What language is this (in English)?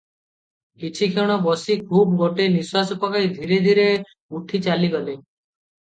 Odia